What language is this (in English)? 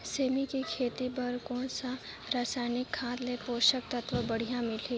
Chhattisgarhi